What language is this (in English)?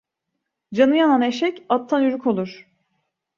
Turkish